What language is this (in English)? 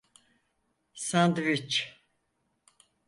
Turkish